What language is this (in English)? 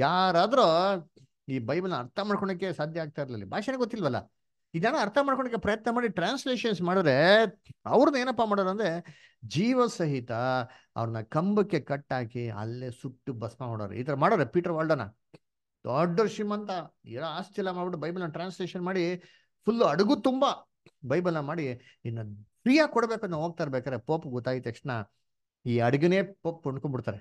Kannada